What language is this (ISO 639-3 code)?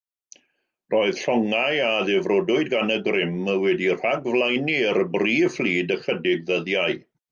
cym